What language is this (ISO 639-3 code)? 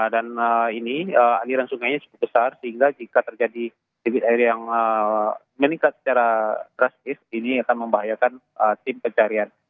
ind